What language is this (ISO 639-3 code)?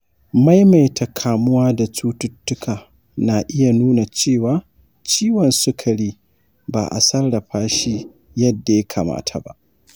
hau